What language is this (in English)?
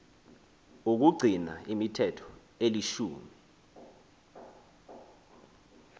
Xhosa